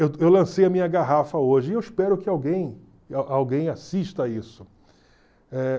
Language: Portuguese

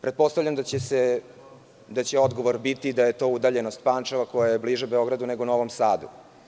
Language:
Serbian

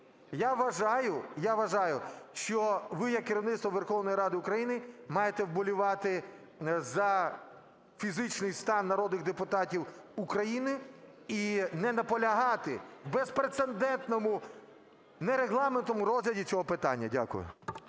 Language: Ukrainian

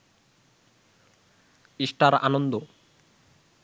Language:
Bangla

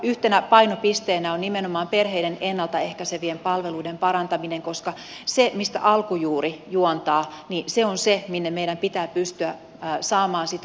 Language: Finnish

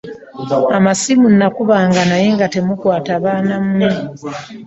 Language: Ganda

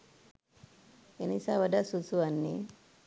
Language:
Sinhala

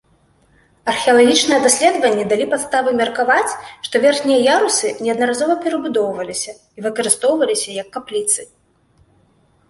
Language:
Belarusian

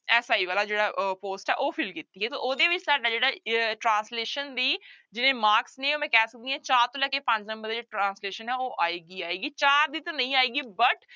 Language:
Punjabi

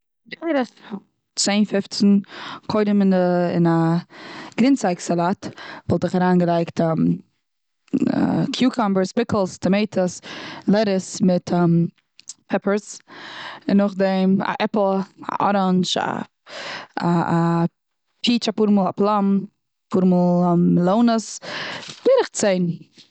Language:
Yiddish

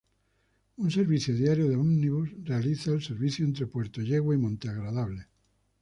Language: Spanish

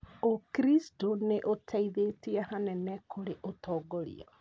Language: Kikuyu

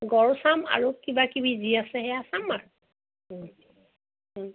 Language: Assamese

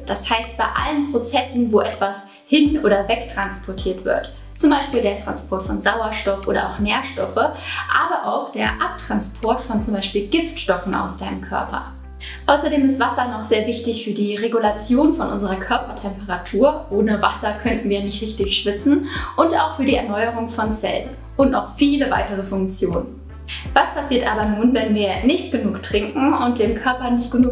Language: German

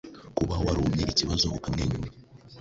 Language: Kinyarwanda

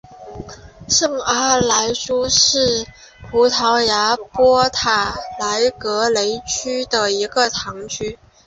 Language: Chinese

